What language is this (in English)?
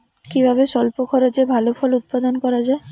Bangla